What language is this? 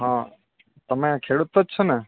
Gujarati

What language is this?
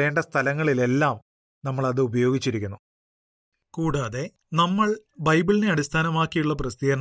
Malayalam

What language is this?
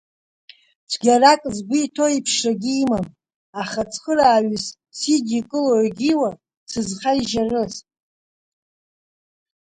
Abkhazian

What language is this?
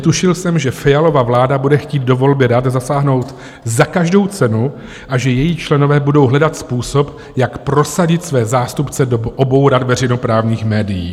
Czech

